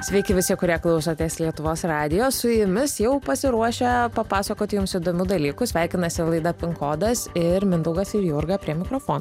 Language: Lithuanian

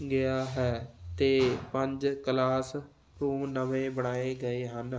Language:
Punjabi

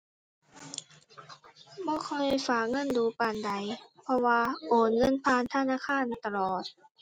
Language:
Thai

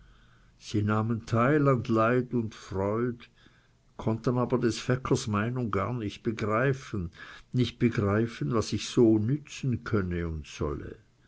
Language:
German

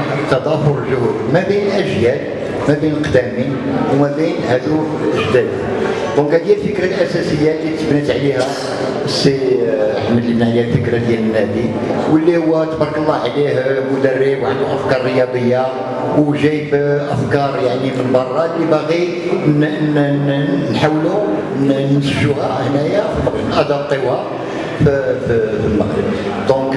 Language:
Arabic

